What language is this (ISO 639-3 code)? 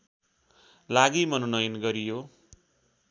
nep